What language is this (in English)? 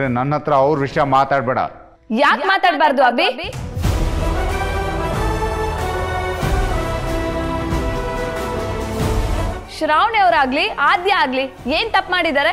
Kannada